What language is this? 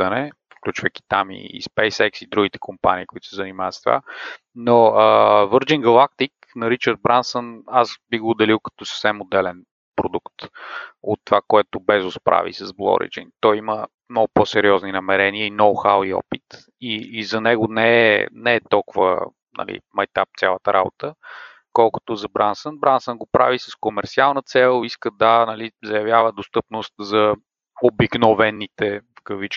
Bulgarian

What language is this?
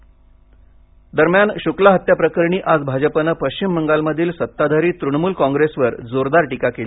Marathi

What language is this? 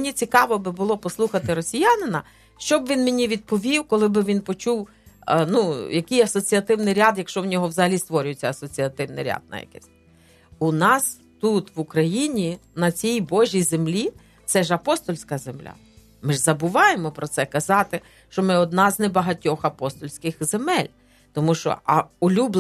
Ukrainian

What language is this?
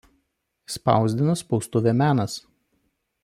Lithuanian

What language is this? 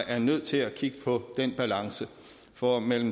Danish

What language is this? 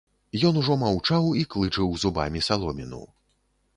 Belarusian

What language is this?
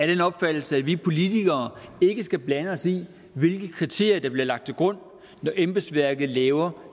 Danish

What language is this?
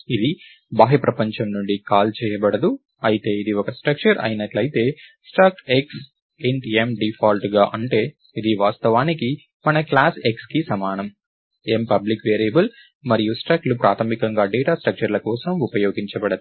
Telugu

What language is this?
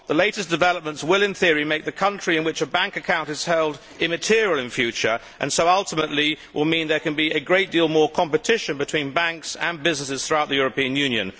English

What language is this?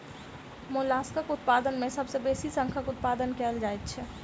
Maithili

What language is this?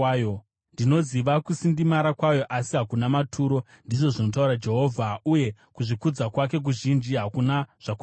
Shona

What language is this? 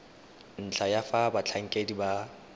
Tswana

